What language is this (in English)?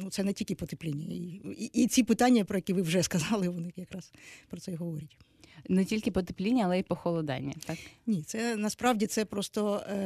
Ukrainian